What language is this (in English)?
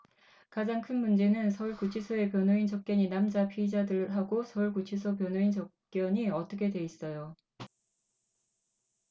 Korean